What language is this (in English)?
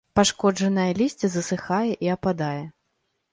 Belarusian